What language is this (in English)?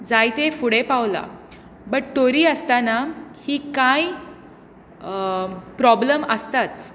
Konkani